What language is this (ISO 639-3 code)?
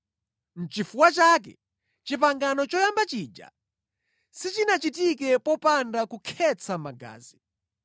nya